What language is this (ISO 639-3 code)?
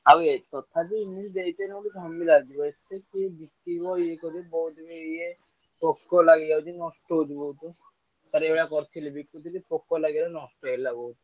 ori